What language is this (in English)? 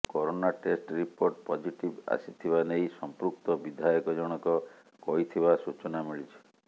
Odia